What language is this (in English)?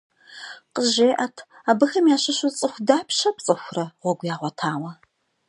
Kabardian